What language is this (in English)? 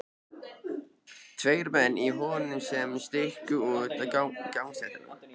Icelandic